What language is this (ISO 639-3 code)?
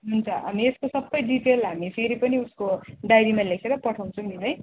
nep